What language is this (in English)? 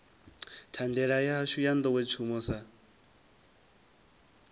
Venda